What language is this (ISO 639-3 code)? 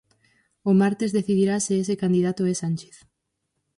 glg